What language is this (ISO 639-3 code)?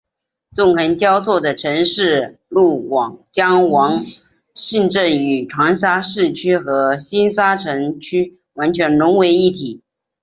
zho